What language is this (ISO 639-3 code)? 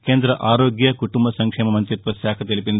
tel